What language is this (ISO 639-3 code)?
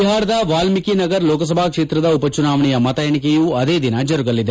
kan